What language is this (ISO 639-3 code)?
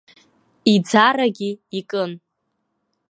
abk